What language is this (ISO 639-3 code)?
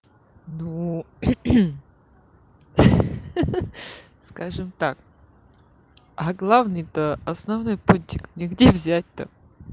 rus